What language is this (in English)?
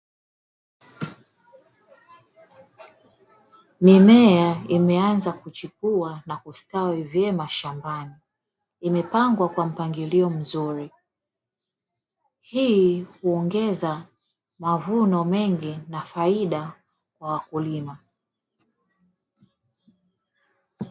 Swahili